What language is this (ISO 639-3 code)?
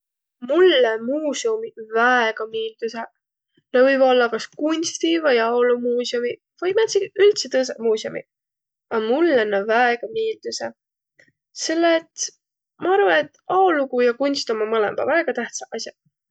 vro